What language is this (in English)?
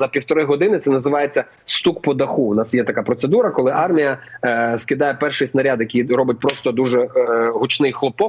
Ukrainian